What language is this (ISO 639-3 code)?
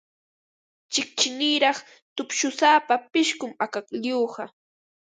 qva